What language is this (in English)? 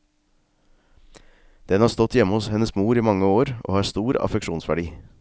Norwegian